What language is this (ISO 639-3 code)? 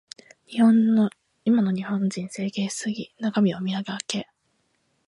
jpn